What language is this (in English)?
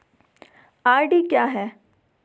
Hindi